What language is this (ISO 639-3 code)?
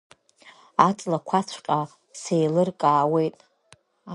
abk